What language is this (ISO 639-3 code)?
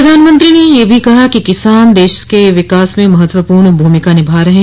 hin